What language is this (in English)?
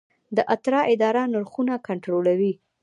Pashto